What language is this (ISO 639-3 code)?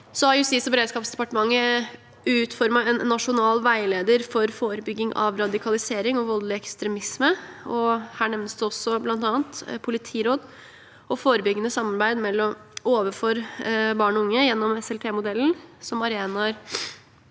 nor